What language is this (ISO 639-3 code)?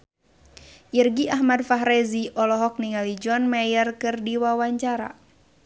sun